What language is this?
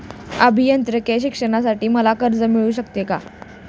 Marathi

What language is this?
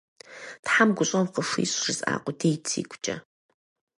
Kabardian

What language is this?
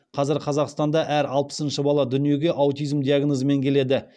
Kazakh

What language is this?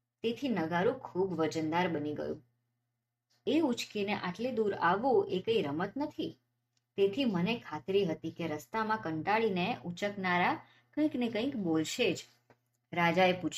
Gujarati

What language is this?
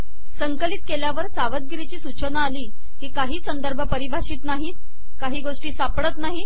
Marathi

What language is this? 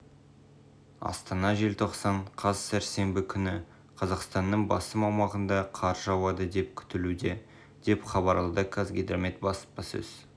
Kazakh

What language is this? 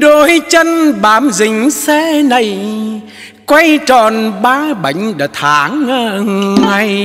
Vietnamese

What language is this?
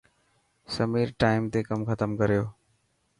Dhatki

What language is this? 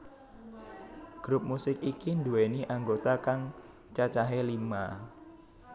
Javanese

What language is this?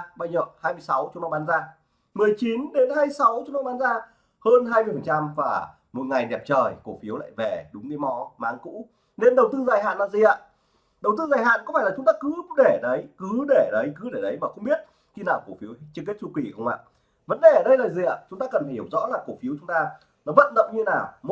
Vietnamese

